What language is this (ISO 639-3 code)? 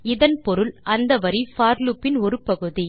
tam